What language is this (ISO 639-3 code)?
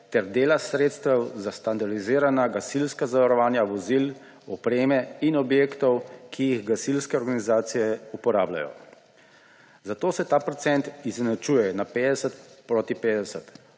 slv